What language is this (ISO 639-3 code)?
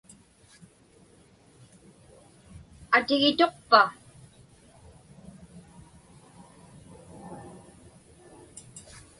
ipk